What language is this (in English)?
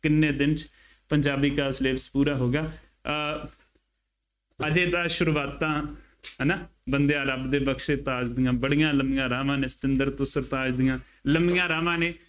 Punjabi